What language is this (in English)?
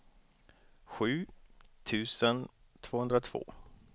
Swedish